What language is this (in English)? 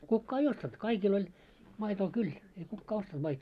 Finnish